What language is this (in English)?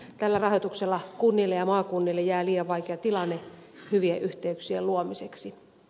Finnish